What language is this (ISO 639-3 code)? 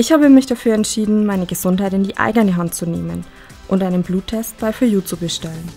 deu